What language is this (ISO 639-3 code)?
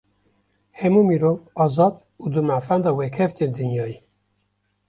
kur